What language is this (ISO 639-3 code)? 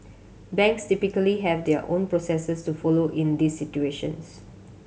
eng